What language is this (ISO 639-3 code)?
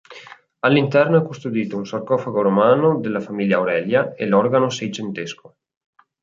ita